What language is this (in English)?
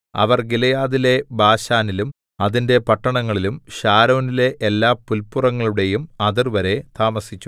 Malayalam